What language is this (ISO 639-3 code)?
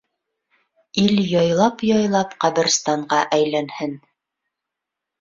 bak